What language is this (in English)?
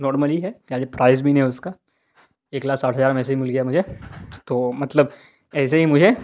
Urdu